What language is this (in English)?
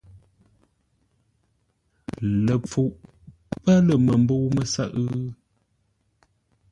Ngombale